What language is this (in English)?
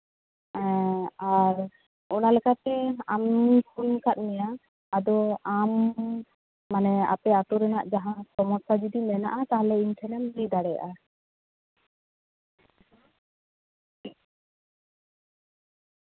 Santali